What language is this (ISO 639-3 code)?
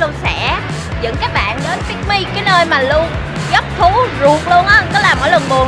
vie